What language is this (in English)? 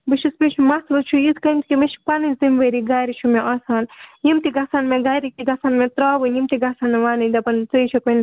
Kashmiri